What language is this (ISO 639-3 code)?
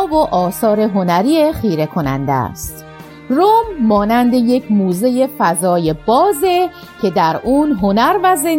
fas